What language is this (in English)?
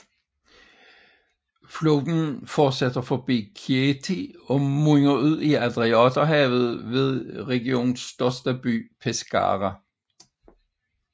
Danish